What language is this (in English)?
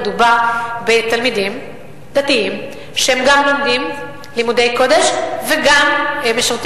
Hebrew